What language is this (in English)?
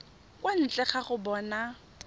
Tswana